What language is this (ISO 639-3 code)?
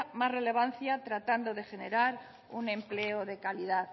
spa